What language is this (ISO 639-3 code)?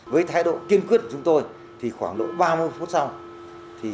vie